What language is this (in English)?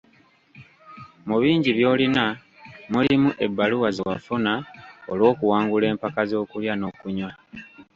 Ganda